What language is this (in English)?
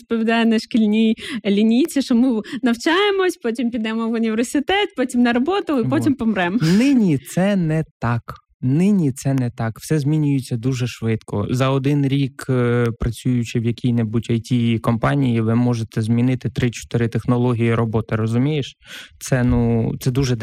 Ukrainian